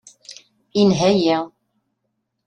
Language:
Kabyle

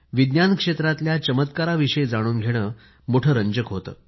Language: Marathi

